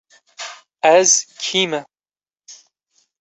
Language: Kurdish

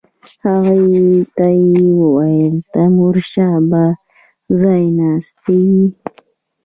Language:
Pashto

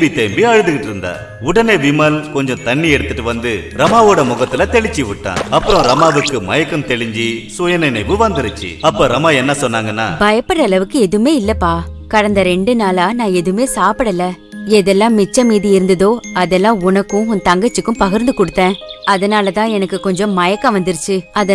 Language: Hindi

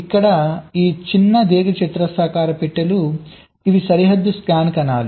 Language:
Telugu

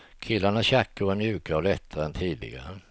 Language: Swedish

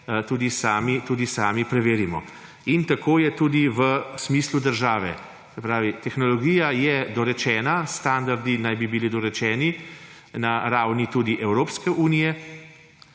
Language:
Slovenian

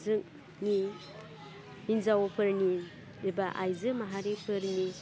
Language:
Bodo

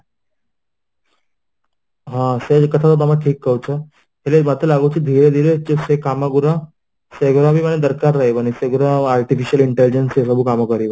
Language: Odia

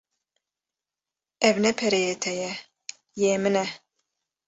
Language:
Kurdish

